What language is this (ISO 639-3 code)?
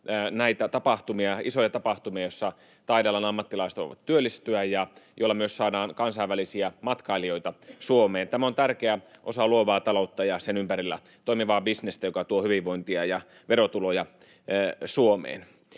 fin